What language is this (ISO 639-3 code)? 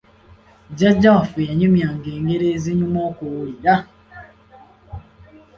lug